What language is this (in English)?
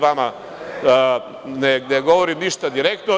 Serbian